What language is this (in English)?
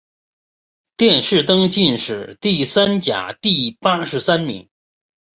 Chinese